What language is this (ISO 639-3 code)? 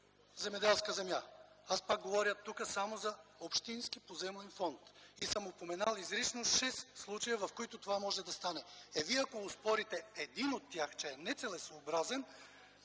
bul